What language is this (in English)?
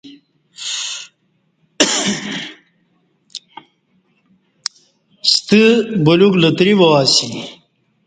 Kati